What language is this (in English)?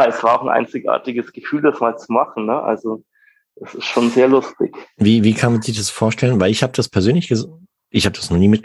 German